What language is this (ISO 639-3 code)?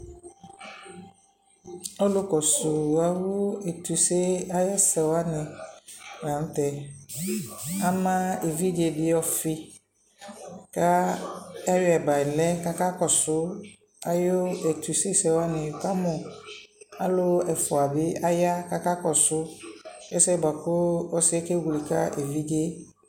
kpo